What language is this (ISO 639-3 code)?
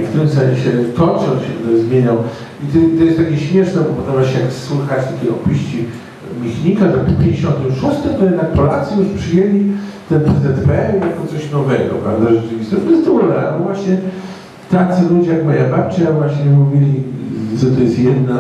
pol